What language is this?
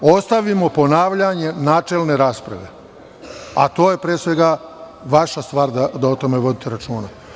Serbian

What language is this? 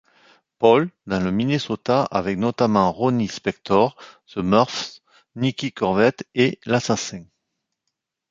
French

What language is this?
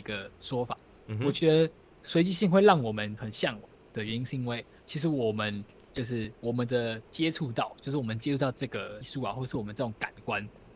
Chinese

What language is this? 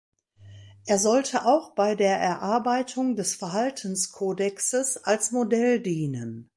German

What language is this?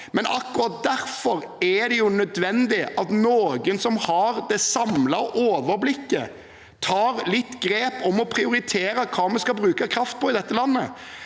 Norwegian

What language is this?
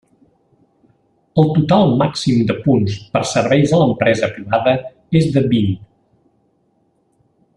Catalan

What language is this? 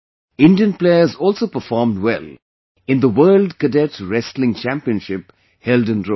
English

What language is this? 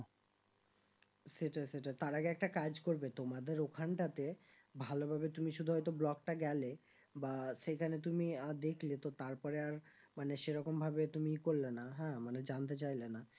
Bangla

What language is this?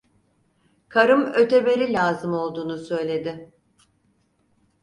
Turkish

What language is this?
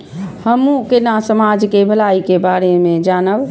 Maithili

